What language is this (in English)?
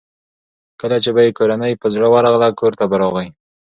Pashto